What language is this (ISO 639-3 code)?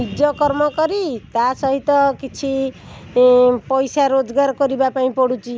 ori